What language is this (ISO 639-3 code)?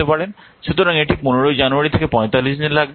ben